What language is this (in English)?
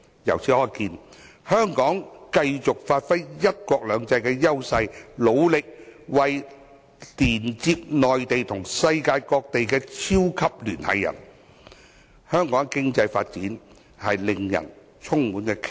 Cantonese